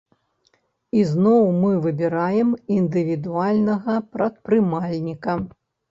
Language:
Belarusian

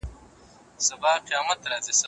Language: Pashto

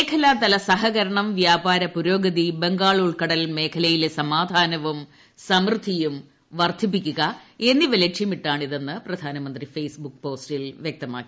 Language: Malayalam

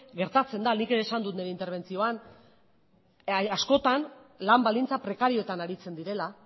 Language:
Basque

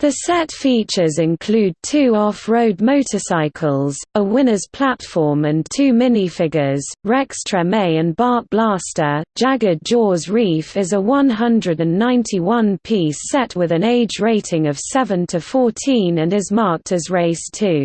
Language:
English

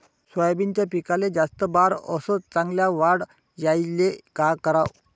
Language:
Marathi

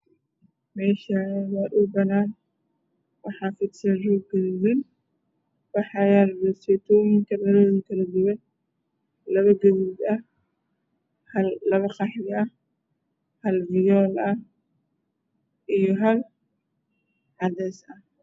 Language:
Somali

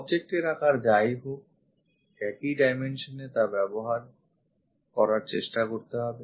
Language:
Bangla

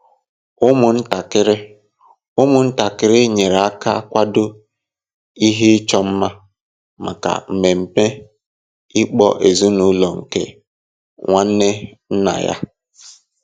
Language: Igbo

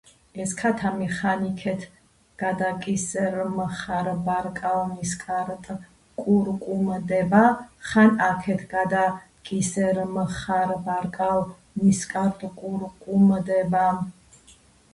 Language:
Georgian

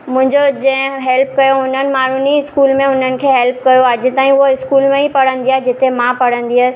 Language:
Sindhi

